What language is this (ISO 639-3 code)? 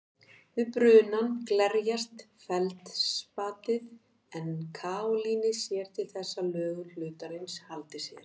isl